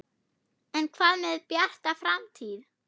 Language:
Icelandic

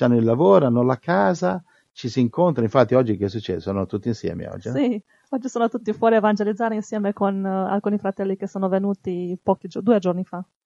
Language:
Italian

